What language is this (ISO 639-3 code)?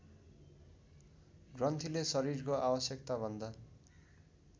nep